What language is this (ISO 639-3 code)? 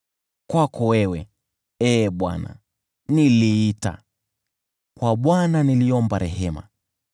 swa